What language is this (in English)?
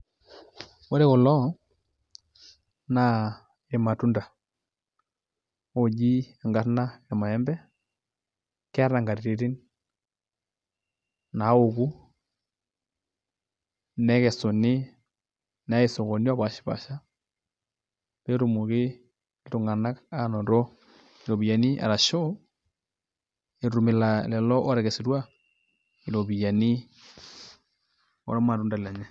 Masai